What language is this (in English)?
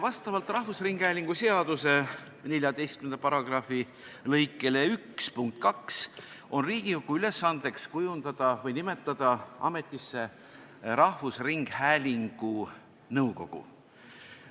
Estonian